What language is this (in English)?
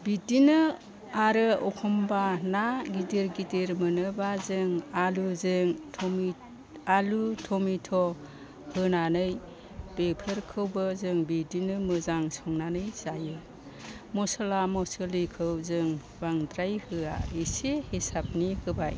Bodo